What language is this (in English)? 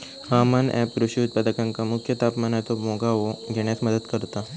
Marathi